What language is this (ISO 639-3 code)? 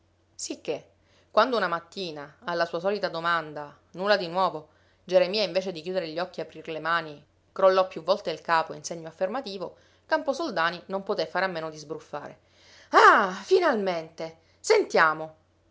ita